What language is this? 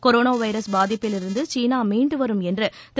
Tamil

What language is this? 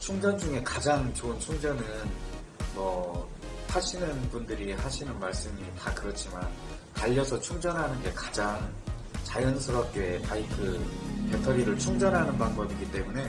Korean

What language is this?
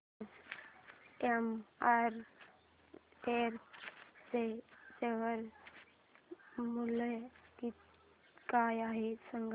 Marathi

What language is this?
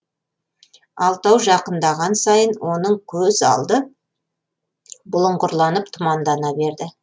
Kazakh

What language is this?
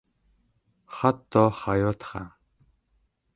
Uzbek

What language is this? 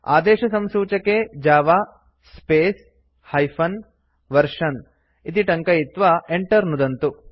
Sanskrit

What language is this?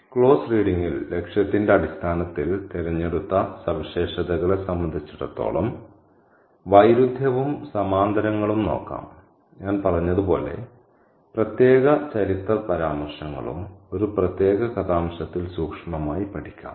Malayalam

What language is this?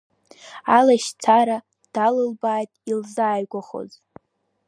Abkhazian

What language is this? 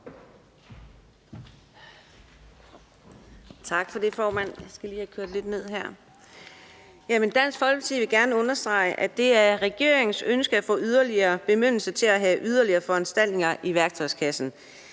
Danish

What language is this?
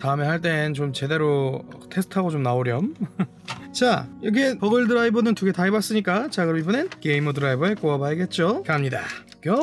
Korean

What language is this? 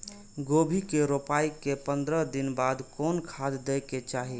Maithili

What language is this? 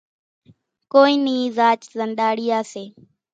Kachi Koli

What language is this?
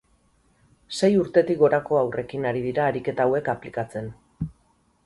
Basque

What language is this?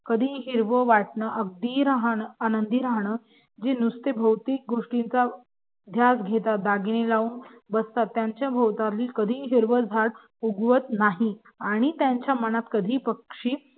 Marathi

